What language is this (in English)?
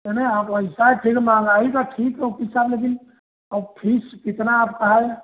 Hindi